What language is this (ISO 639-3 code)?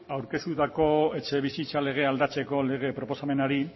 eus